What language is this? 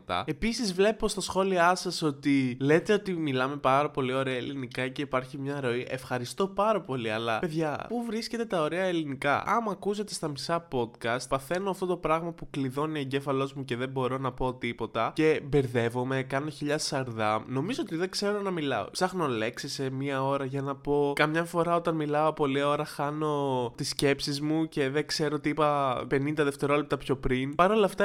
Greek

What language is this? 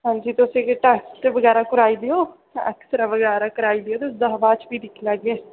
Dogri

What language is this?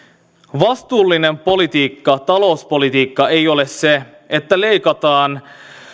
Finnish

